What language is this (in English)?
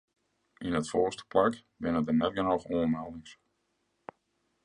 Western Frisian